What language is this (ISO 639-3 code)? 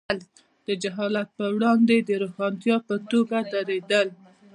pus